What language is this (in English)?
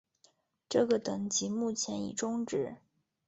Chinese